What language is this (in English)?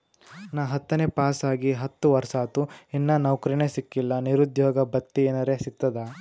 Kannada